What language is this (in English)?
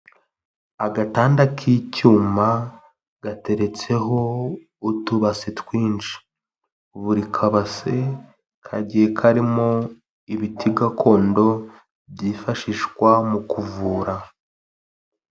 Kinyarwanda